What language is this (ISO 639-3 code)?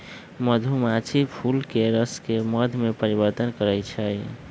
mag